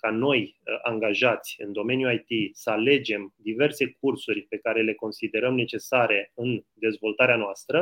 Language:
Romanian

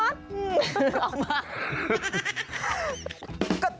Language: Thai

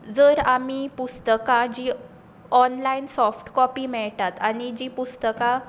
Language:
Konkani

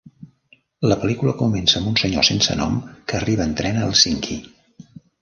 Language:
Catalan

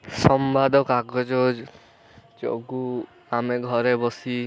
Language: Odia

